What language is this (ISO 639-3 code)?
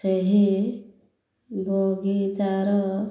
ori